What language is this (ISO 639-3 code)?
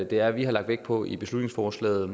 dan